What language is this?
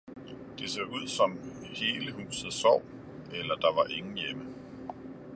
Danish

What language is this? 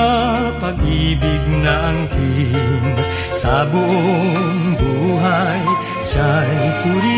Filipino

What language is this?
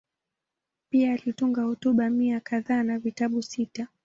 Swahili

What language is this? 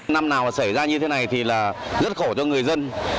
Vietnamese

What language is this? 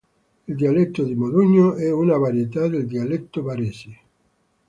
Italian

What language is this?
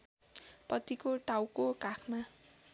Nepali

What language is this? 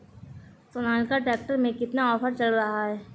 Hindi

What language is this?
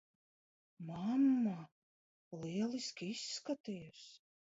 Latvian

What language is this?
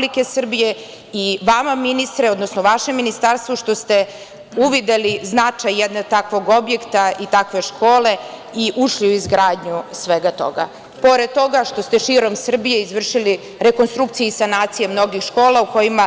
Serbian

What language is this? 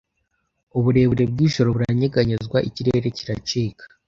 Kinyarwanda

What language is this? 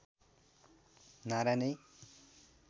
Nepali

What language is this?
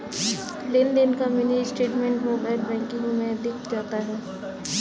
Hindi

